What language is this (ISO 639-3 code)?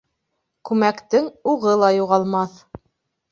bak